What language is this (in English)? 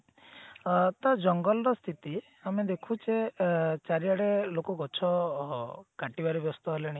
Odia